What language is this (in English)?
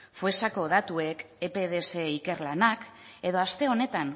Basque